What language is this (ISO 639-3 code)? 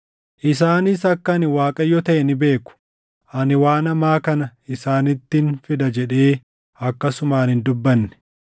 orm